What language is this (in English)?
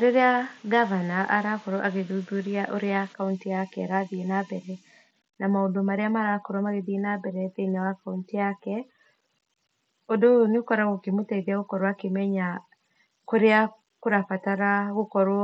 Kikuyu